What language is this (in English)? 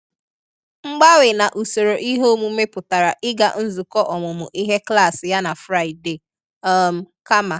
Igbo